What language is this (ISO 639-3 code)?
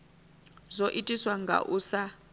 ven